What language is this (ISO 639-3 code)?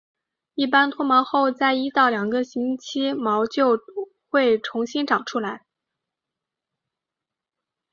zho